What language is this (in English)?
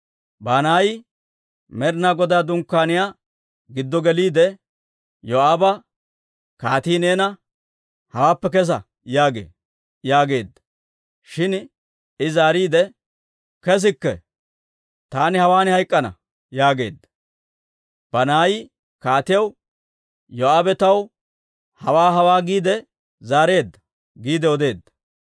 Dawro